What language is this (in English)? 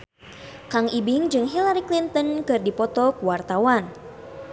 Sundanese